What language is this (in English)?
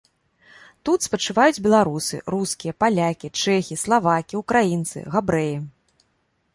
Belarusian